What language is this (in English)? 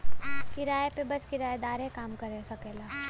Bhojpuri